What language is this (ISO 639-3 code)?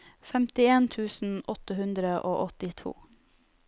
nor